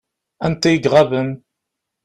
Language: Kabyle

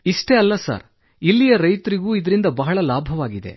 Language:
Kannada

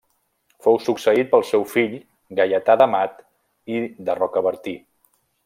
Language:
Catalan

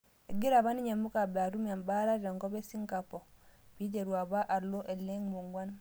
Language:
Masai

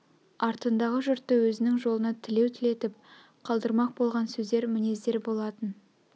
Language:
Kazakh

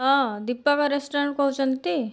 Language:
Odia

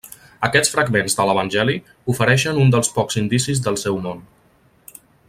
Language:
Catalan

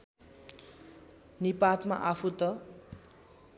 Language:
Nepali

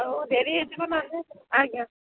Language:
Odia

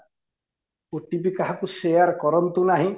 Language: Odia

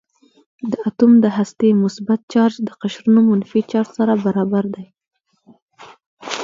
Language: Pashto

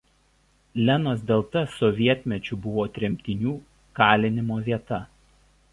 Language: Lithuanian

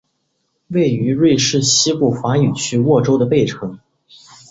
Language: Chinese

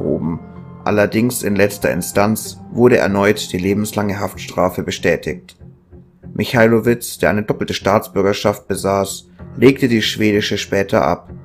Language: German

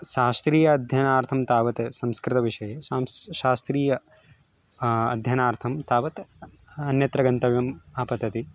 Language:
Sanskrit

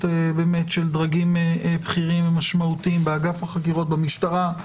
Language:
Hebrew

